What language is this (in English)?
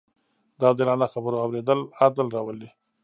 Pashto